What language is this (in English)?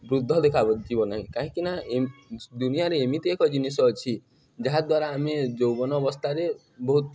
Odia